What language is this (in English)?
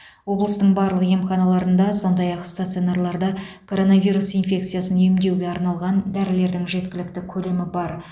Kazakh